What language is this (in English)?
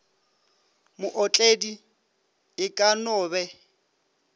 Northern Sotho